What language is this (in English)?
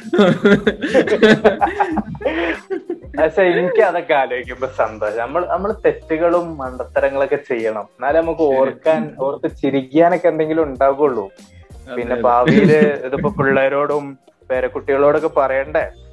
Malayalam